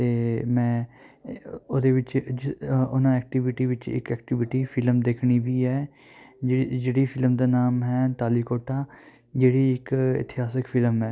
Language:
Punjabi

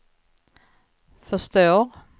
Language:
Swedish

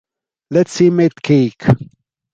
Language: Italian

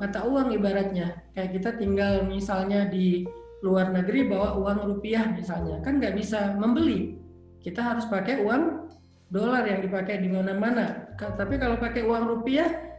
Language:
Indonesian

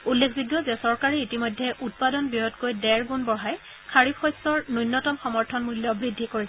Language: Assamese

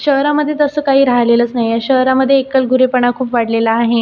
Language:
Marathi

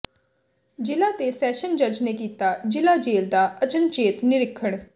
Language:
Punjabi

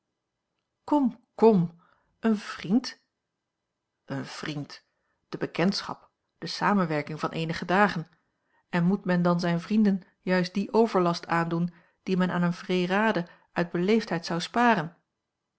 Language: Dutch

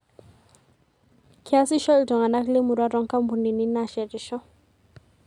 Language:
Masai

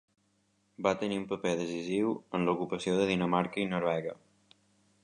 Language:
Catalan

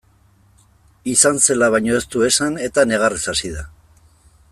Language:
Basque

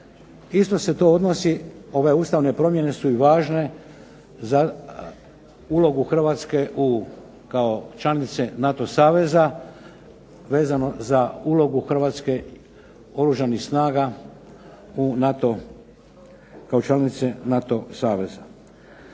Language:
Croatian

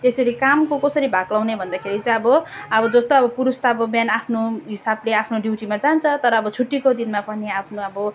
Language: Nepali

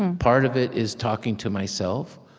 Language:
English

